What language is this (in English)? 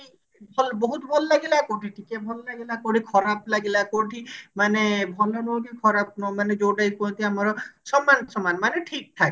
Odia